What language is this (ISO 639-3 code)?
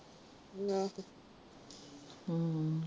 pan